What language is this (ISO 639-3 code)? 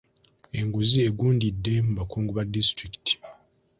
lug